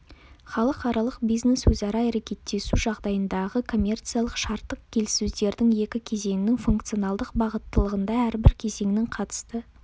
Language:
Kazakh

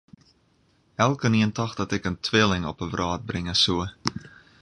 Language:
Western Frisian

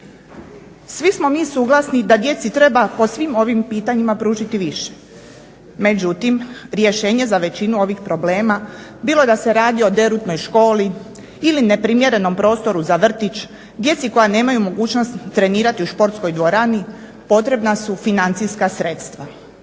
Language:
Croatian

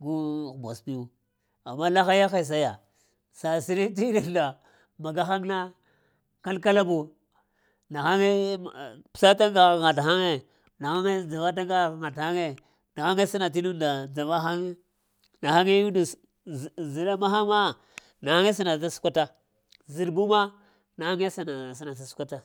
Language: Lamang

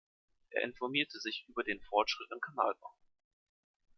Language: German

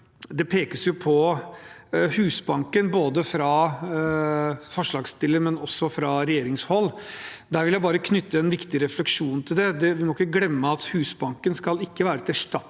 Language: Norwegian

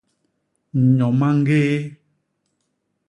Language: Basaa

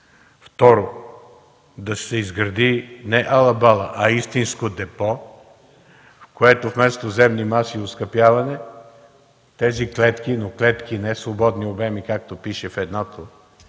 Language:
Bulgarian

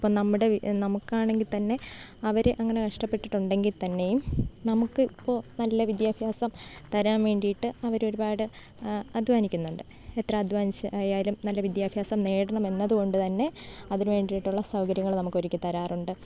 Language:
Malayalam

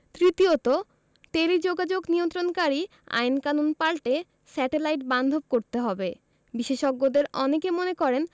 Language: Bangla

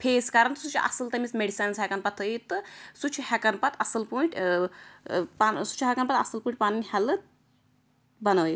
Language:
Kashmiri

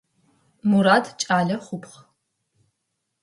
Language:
Adyghe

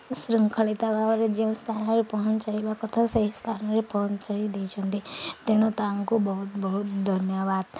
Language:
Odia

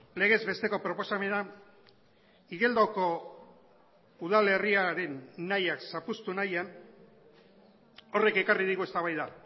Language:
Basque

